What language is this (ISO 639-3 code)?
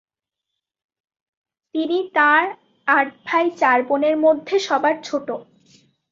ben